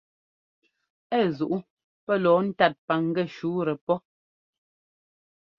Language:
Ngomba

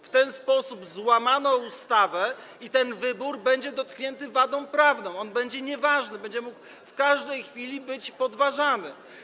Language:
Polish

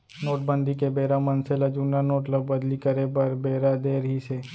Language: Chhattisgarhi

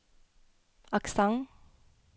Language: Norwegian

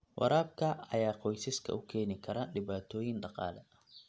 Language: Somali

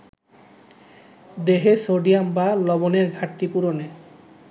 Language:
Bangla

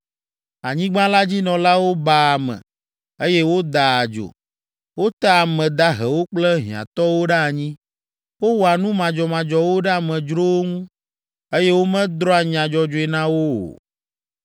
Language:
Ewe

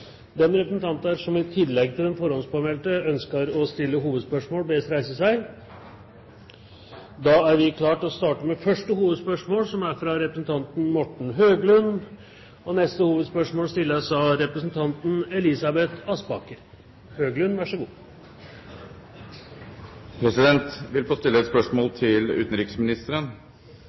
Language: Norwegian Bokmål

